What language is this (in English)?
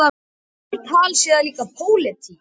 Icelandic